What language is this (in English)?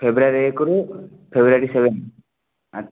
Odia